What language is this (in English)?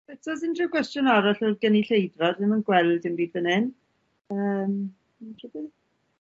Welsh